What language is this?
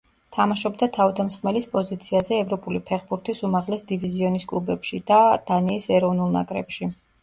Georgian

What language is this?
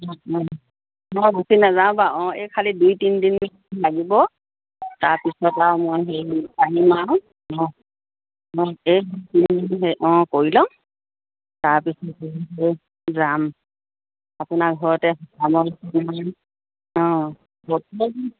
Assamese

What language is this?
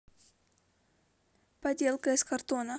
Russian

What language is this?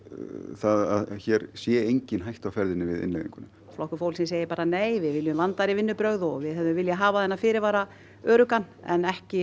Icelandic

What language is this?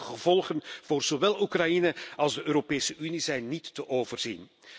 Dutch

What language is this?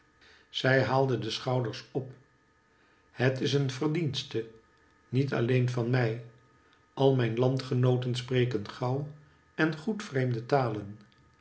Dutch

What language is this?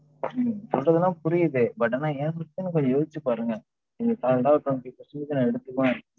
Tamil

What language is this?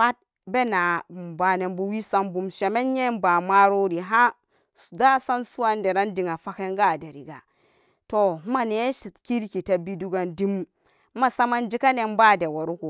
Samba Daka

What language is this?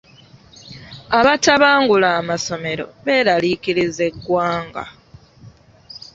Ganda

